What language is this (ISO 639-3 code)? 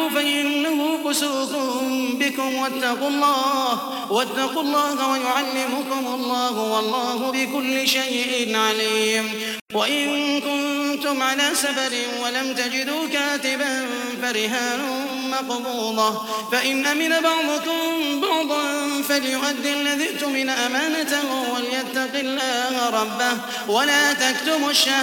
ara